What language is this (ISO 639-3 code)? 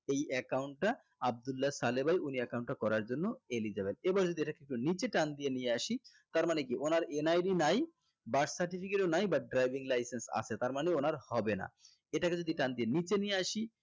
ben